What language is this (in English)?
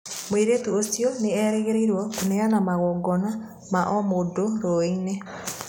Kikuyu